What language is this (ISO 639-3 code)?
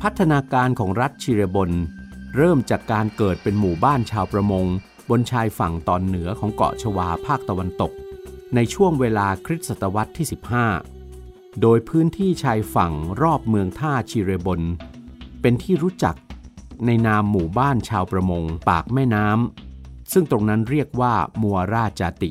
tha